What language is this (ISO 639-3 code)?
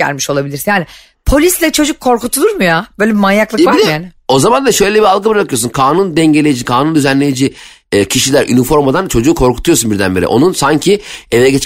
tur